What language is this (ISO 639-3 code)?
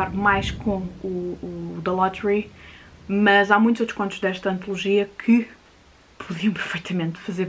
por